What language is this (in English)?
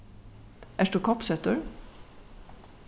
Faroese